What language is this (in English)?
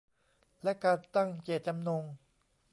Thai